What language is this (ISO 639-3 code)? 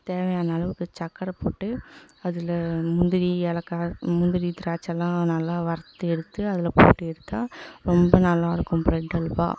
tam